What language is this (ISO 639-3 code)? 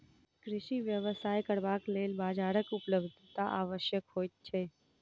mai